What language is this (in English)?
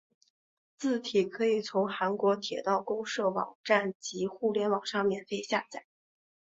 Chinese